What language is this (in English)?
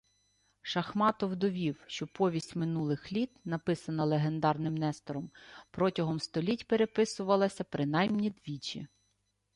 Ukrainian